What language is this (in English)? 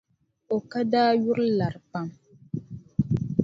Dagbani